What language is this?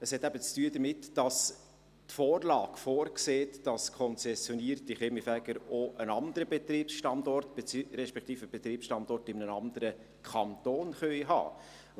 Swiss German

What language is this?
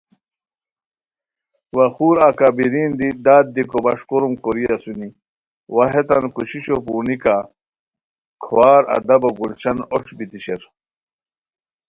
Khowar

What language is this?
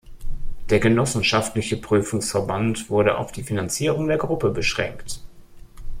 German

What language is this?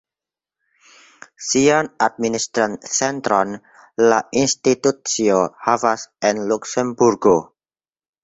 Esperanto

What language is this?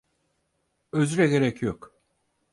Turkish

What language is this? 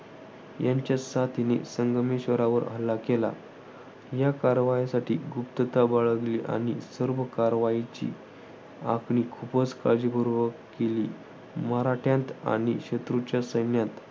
Marathi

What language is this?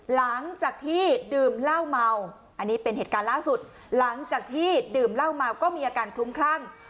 Thai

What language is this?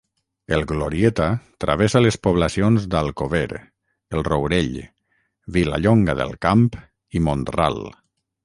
Catalan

